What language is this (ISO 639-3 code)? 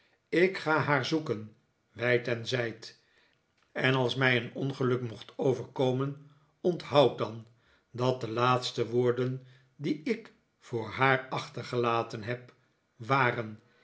nld